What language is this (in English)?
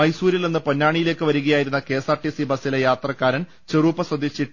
Malayalam